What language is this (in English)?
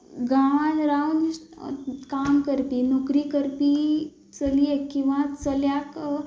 Konkani